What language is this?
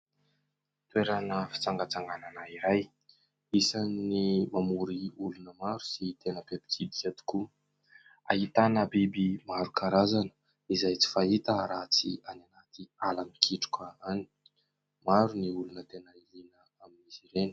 Malagasy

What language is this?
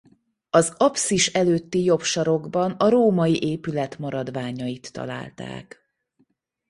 Hungarian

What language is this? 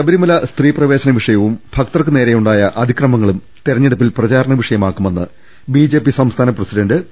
Malayalam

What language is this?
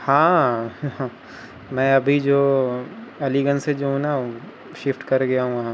Urdu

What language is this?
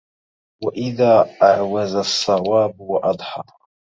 Arabic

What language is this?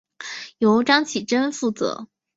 Chinese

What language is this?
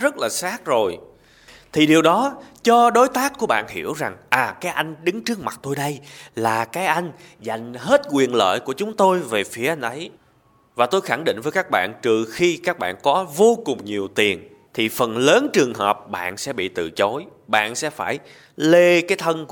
Vietnamese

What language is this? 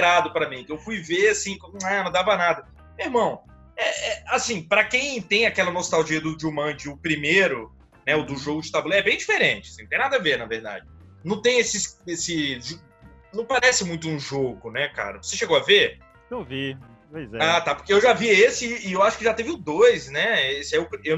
Portuguese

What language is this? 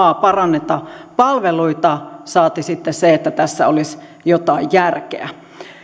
Finnish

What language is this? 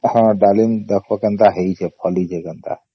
Odia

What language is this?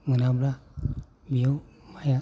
Bodo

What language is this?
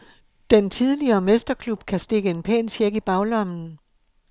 Danish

